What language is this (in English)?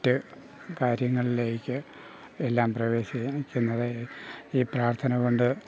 Malayalam